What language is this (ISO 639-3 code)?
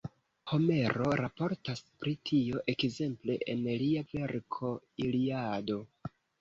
epo